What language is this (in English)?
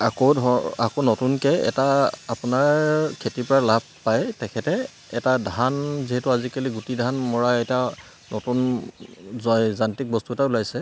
Assamese